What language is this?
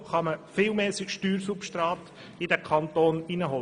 Swiss German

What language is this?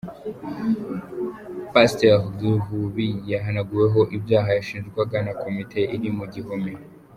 Kinyarwanda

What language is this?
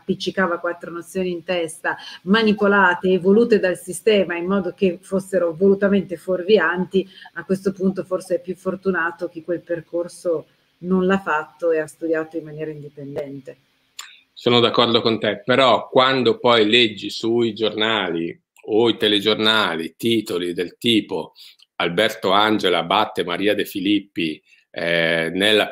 Italian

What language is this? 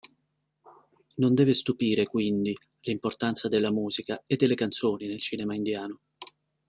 Italian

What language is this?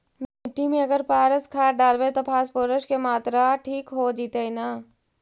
Magahi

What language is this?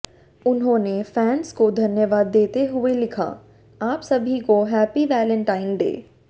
Hindi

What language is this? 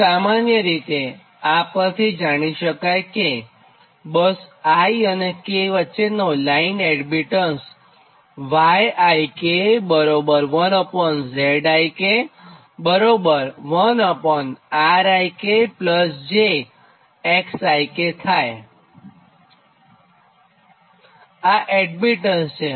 Gujarati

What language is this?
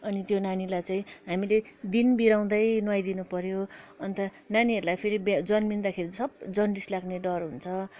Nepali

